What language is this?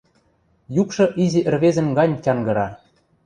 Western Mari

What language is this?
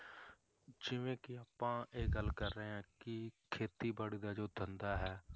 Punjabi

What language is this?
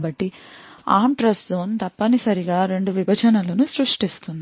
Telugu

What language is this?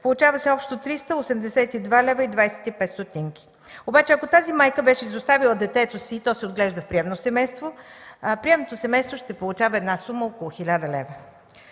Bulgarian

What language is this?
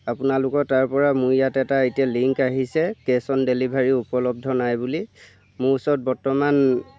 Assamese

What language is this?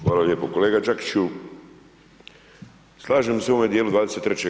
Croatian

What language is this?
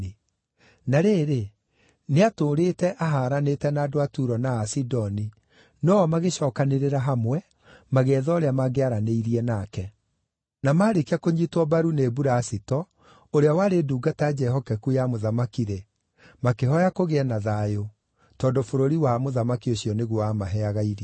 Kikuyu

